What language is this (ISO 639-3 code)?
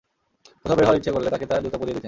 ben